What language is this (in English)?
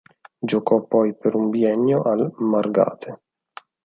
Italian